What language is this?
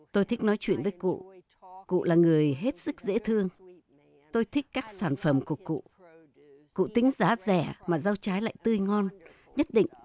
Vietnamese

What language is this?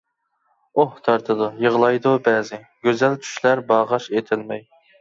Uyghur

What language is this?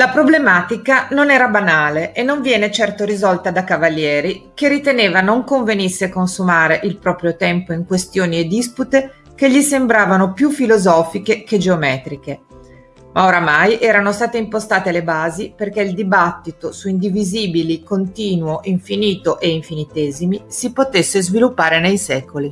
Italian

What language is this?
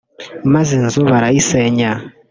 Kinyarwanda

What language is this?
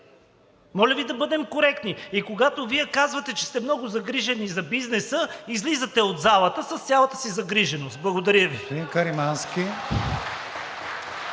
Bulgarian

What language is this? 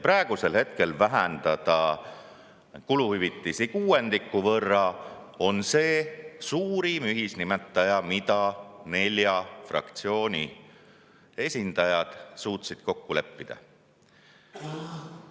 Estonian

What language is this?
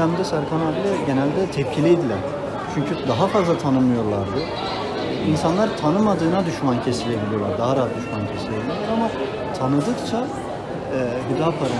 Turkish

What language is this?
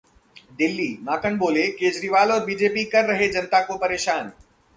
Hindi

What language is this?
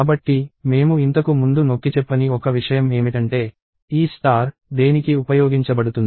Telugu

